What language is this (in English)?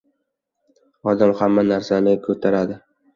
Uzbek